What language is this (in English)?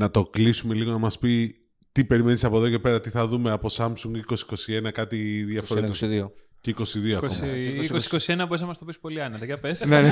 Greek